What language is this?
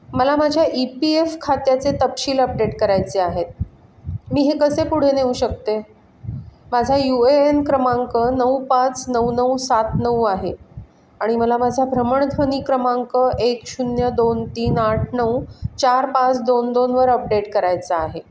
Marathi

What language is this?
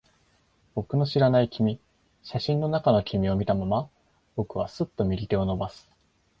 Japanese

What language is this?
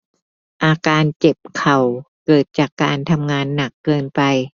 Thai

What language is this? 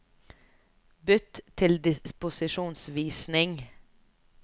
Norwegian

